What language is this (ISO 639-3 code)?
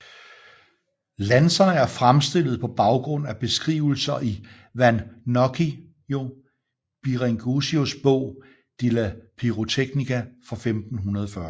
dan